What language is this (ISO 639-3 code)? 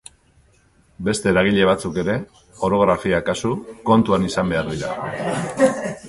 eus